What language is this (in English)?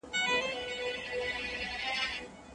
Pashto